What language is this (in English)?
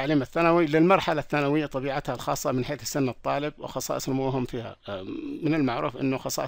Arabic